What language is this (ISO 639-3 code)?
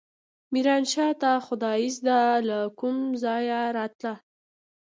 pus